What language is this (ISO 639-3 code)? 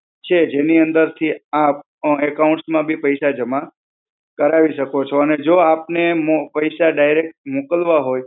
guj